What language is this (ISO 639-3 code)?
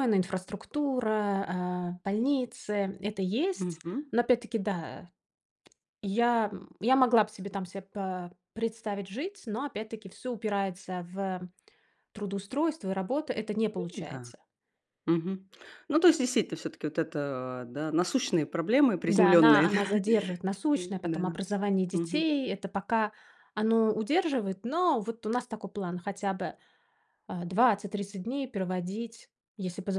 rus